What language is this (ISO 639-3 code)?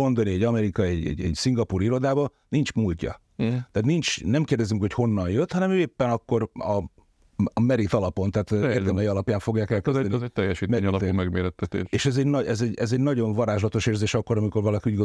hun